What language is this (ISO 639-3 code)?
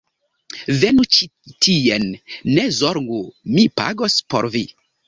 epo